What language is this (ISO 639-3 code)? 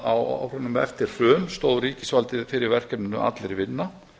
isl